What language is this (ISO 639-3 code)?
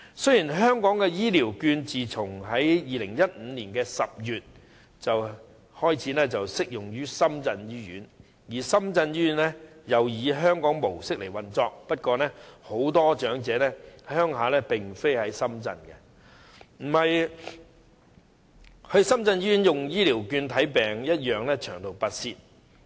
yue